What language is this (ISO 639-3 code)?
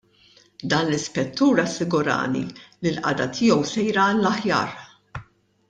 mlt